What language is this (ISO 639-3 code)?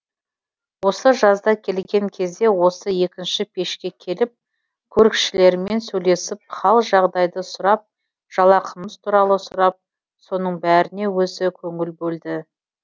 kaz